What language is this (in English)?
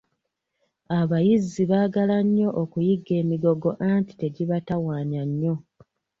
Ganda